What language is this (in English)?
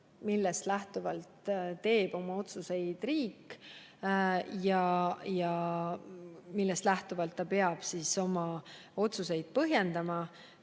Estonian